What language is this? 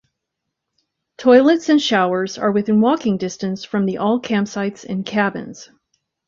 English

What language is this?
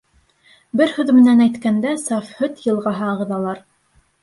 Bashkir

